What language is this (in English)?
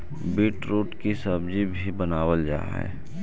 Magahi